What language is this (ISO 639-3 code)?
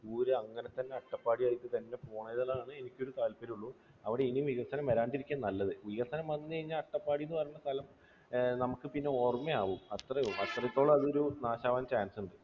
mal